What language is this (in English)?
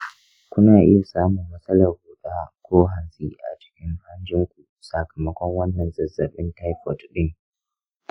Hausa